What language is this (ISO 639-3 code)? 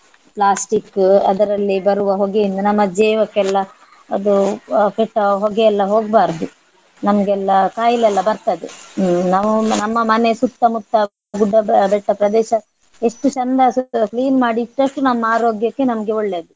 kan